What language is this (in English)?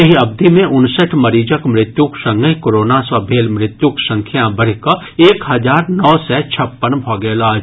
Maithili